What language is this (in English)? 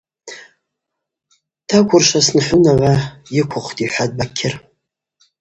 Abaza